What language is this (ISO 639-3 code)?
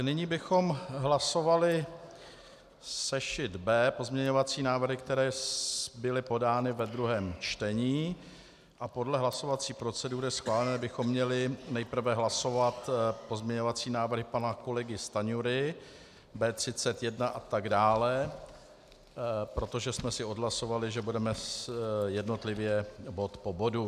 ces